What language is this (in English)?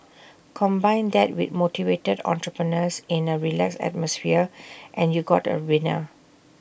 English